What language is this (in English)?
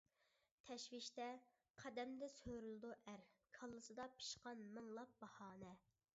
Uyghur